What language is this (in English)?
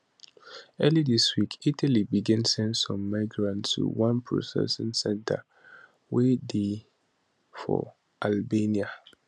Nigerian Pidgin